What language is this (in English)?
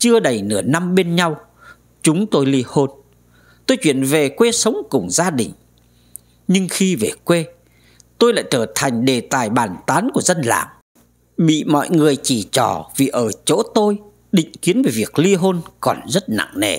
Vietnamese